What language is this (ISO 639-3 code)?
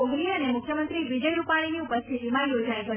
guj